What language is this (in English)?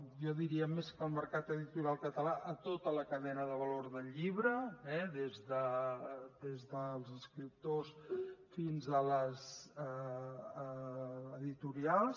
Catalan